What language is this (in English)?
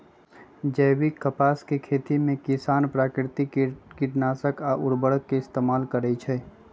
Magahi